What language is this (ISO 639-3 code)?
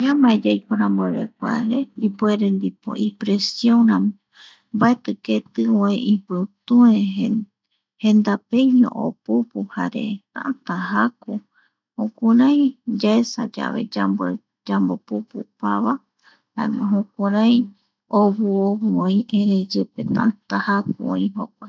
gui